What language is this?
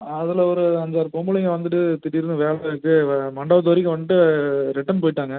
Tamil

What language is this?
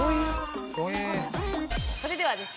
Japanese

